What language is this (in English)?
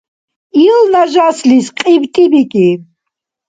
Dargwa